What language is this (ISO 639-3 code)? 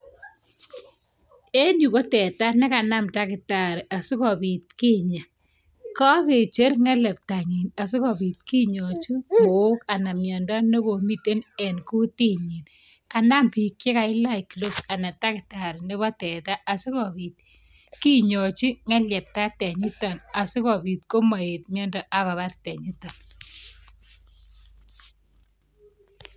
kln